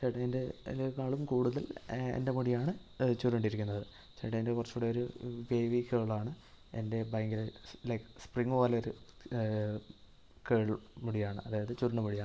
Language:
Malayalam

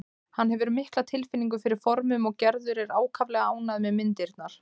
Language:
Icelandic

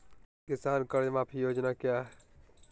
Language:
Magahi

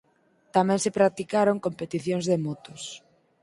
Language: Galician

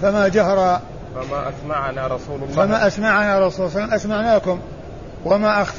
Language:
Arabic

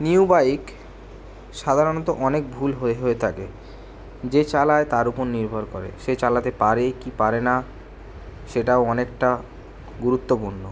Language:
Bangla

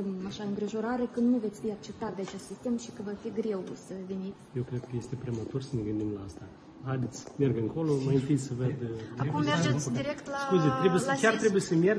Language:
Romanian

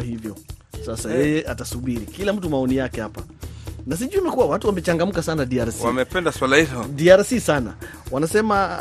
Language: Swahili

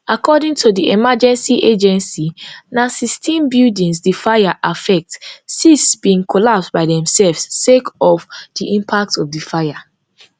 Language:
Nigerian Pidgin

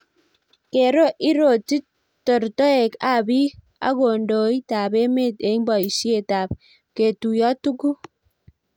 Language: Kalenjin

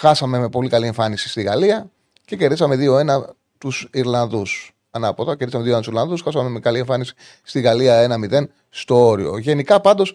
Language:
Greek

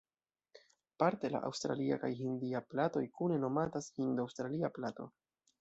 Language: Esperanto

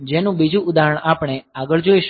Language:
Gujarati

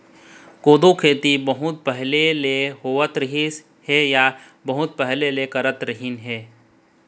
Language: Chhattisgarhi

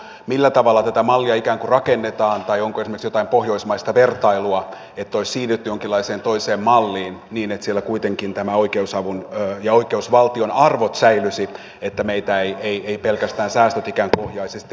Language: Finnish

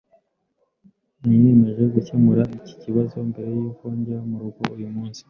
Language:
Kinyarwanda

